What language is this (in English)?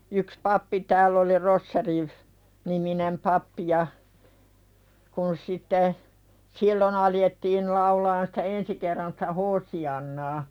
Finnish